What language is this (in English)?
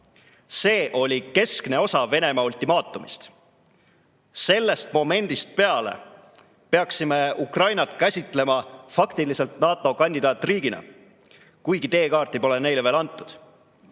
Estonian